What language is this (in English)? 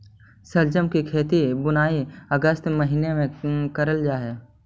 Magahi